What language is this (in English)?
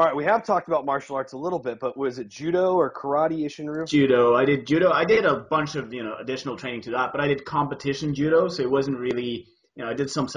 English